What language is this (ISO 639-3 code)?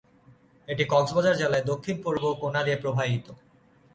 ben